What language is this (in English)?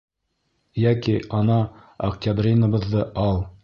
Bashkir